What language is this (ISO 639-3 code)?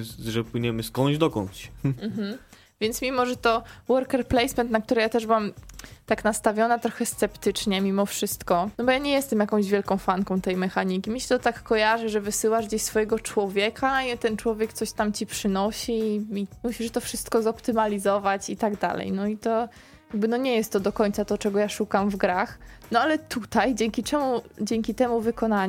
pol